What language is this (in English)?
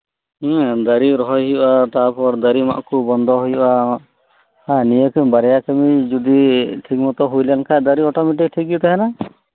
Santali